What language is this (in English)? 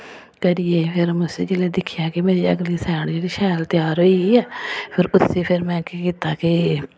Dogri